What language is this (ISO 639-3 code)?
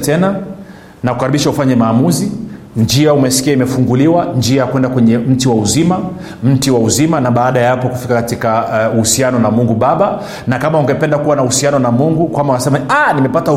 swa